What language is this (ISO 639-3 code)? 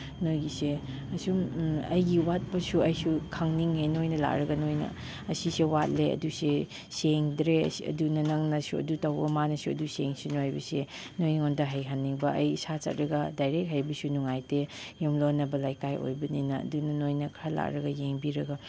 mni